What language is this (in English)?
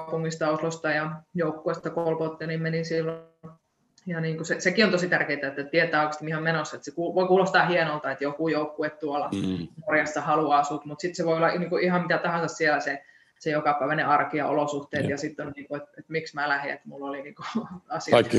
Finnish